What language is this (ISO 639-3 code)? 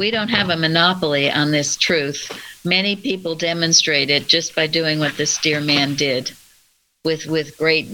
eng